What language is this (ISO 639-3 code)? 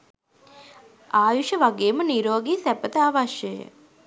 sin